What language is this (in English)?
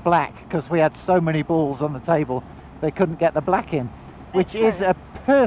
English